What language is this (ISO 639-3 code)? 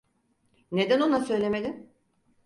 tur